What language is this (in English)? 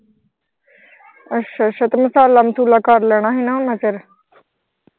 Punjabi